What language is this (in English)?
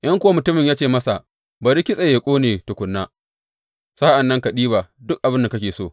Hausa